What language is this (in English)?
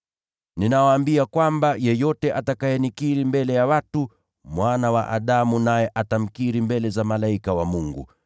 Swahili